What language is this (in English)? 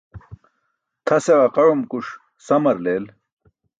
Burushaski